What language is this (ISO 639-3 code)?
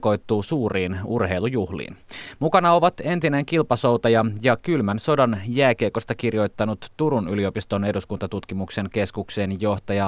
fin